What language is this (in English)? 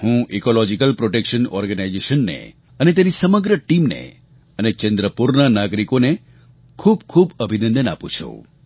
Gujarati